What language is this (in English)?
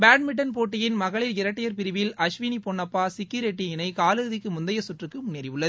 Tamil